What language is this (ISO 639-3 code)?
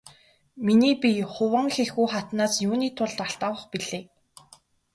mon